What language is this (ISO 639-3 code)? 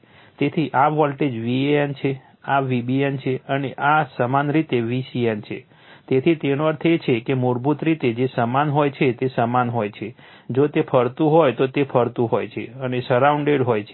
guj